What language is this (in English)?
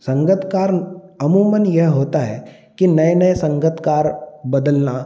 Hindi